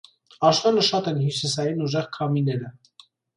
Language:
Armenian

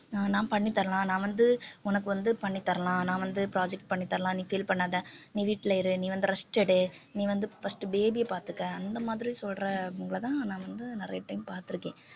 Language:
Tamil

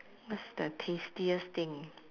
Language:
English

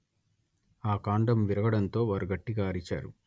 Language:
Telugu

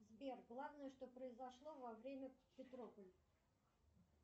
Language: Russian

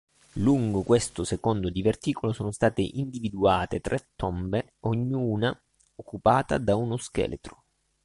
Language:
Italian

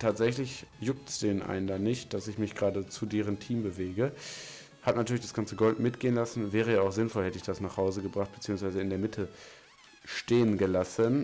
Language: German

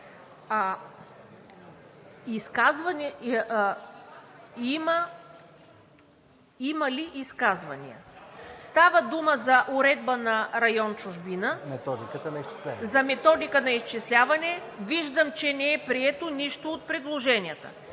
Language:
Bulgarian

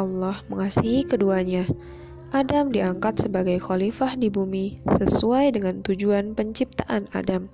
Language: Indonesian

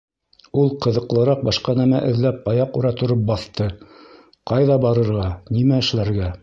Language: Bashkir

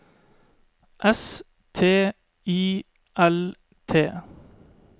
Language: Norwegian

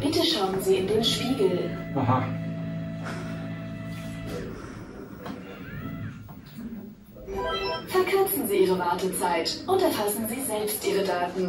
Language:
German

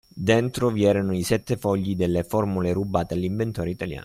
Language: Italian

